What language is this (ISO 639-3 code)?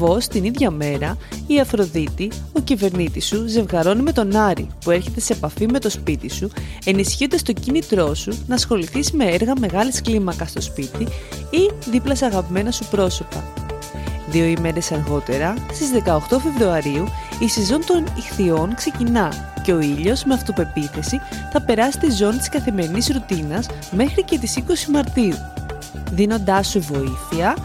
ell